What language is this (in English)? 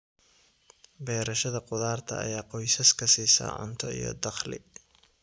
Somali